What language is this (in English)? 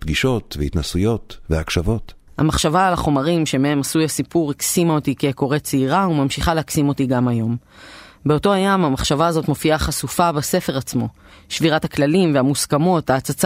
Hebrew